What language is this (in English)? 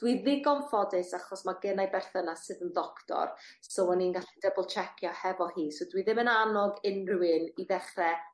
Welsh